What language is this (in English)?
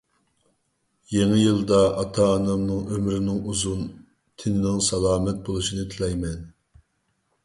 Uyghur